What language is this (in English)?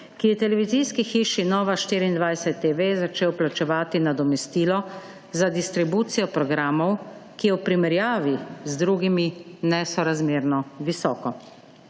Slovenian